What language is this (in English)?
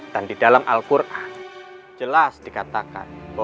Indonesian